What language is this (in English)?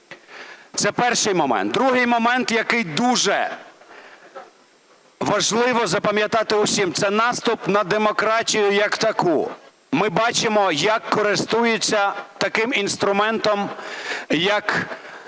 Ukrainian